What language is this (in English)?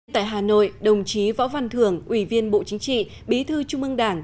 Vietnamese